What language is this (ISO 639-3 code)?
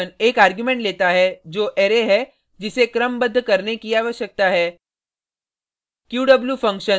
hin